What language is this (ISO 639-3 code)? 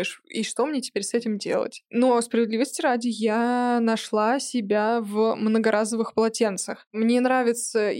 rus